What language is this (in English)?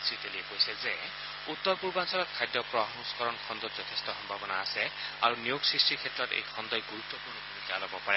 Assamese